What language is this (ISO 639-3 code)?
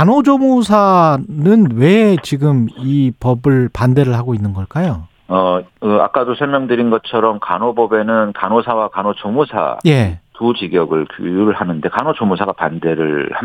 kor